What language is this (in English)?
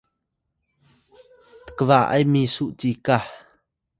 Atayal